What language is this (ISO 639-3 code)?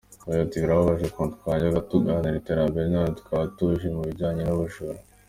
kin